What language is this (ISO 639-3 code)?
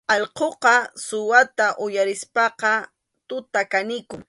qxu